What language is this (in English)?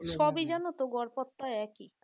Bangla